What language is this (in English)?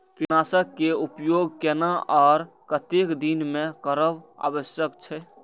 Maithili